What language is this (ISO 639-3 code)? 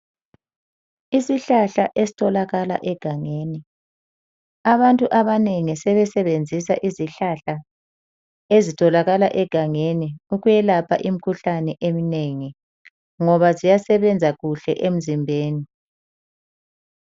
nde